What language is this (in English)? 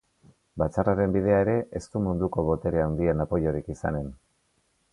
Basque